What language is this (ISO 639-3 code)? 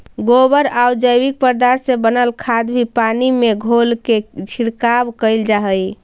mag